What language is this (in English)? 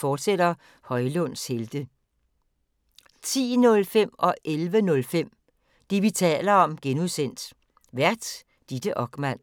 Danish